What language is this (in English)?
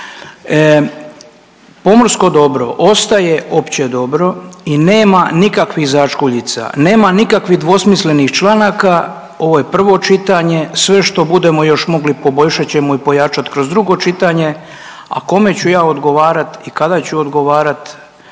Croatian